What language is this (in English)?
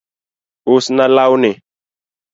Luo (Kenya and Tanzania)